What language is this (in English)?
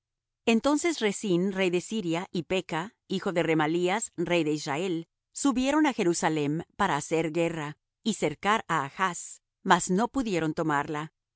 Spanish